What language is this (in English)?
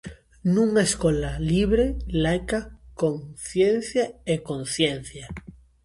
Galician